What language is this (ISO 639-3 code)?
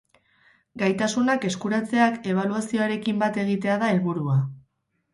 eus